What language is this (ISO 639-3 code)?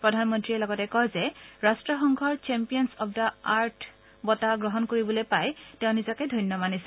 asm